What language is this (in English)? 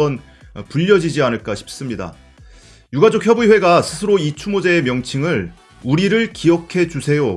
Korean